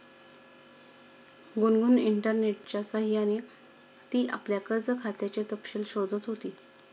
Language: Marathi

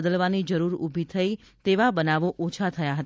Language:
Gujarati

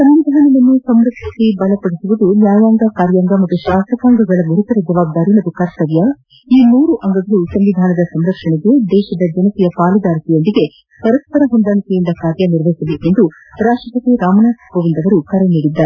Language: Kannada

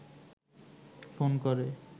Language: Bangla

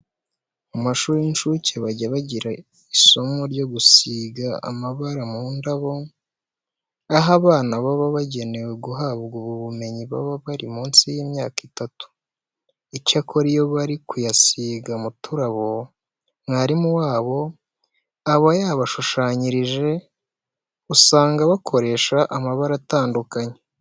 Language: Kinyarwanda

